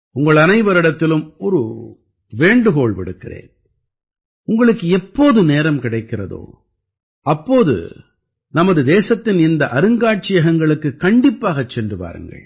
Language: Tamil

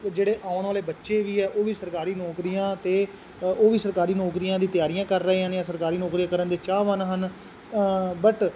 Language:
Punjabi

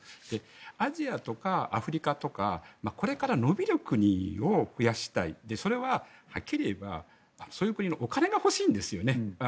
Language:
Japanese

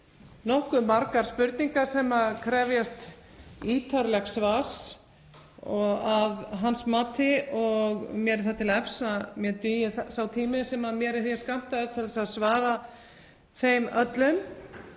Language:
Icelandic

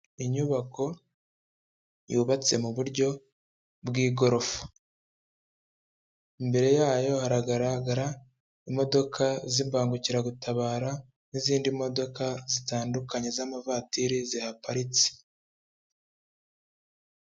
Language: Kinyarwanda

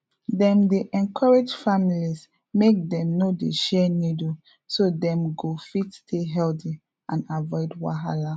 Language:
Nigerian Pidgin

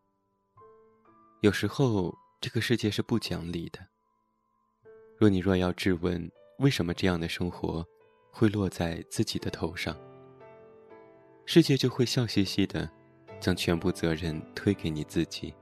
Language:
Chinese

